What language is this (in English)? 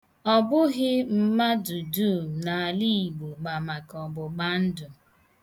Igbo